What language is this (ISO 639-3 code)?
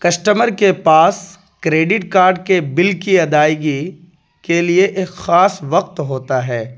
urd